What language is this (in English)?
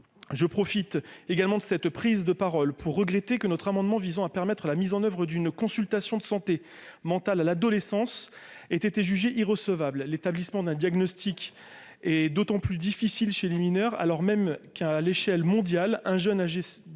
French